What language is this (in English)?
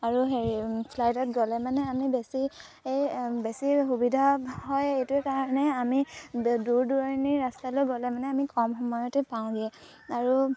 Assamese